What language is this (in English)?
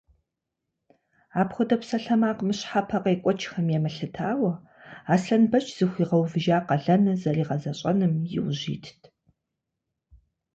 Kabardian